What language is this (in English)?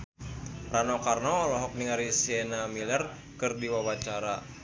Sundanese